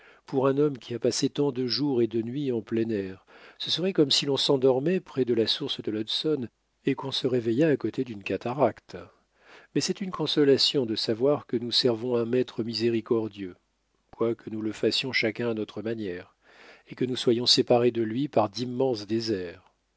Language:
French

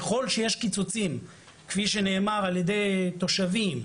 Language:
Hebrew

